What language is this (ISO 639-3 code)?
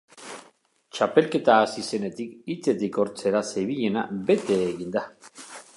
eus